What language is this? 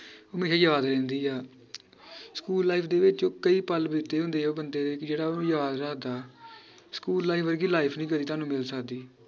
Punjabi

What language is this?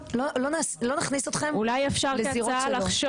Hebrew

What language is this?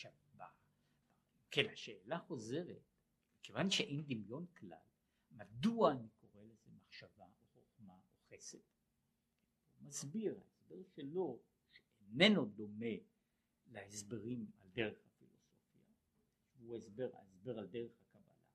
Hebrew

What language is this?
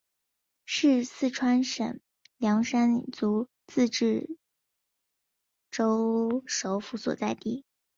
Chinese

